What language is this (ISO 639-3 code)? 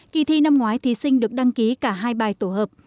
vie